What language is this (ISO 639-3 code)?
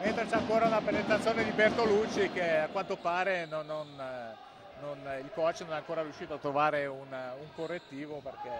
ita